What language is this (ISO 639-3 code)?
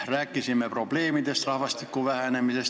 est